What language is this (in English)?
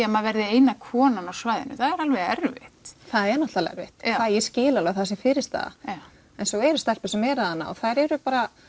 Icelandic